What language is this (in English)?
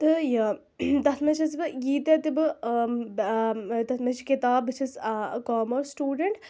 Kashmiri